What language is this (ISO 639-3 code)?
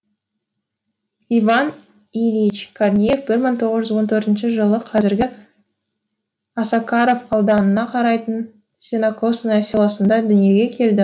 kaz